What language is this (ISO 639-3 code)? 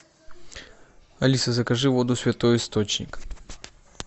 rus